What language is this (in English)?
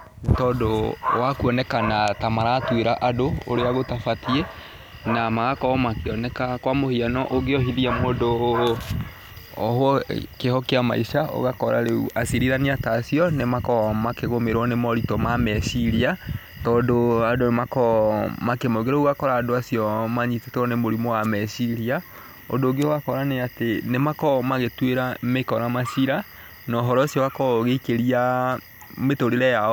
Kikuyu